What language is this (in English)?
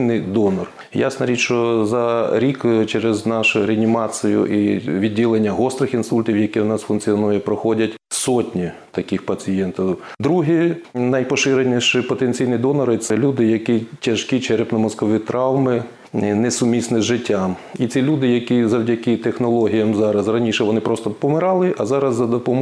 Ukrainian